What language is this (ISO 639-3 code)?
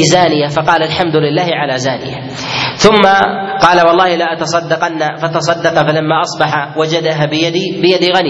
ara